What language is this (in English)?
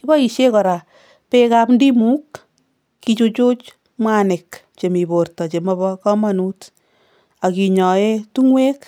Kalenjin